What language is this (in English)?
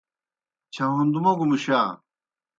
Kohistani Shina